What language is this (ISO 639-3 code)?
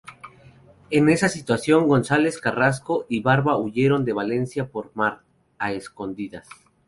spa